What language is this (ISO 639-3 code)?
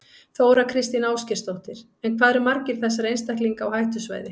isl